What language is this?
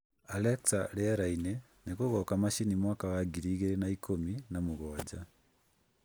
Kikuyu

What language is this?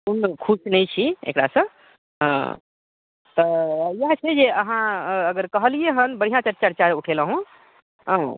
Maithili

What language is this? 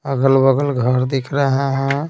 Hindi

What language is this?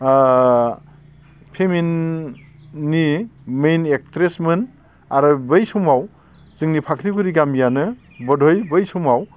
Bodo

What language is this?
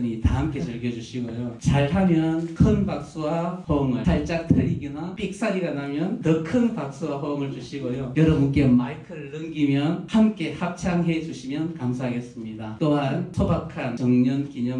Korean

